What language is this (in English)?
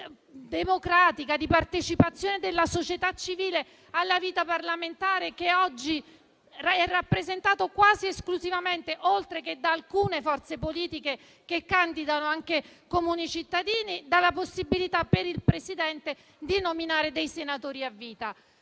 Italian